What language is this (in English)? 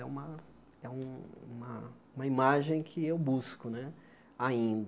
Portuguese